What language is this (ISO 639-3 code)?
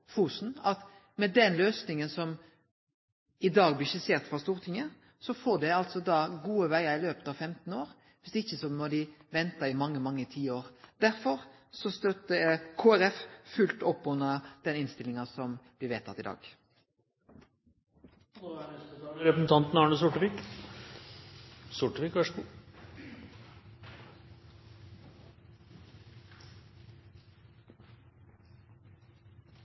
nor